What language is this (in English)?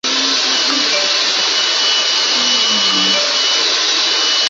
Chinese